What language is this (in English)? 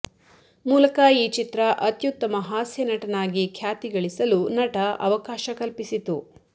Kannada